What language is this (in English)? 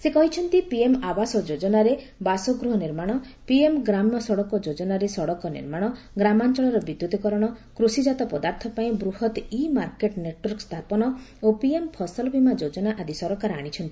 Odia